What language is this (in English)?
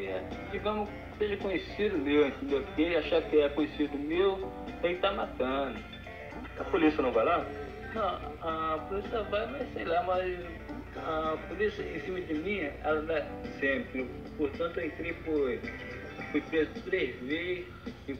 Portuguese